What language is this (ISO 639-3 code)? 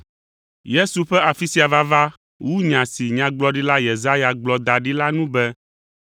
ewe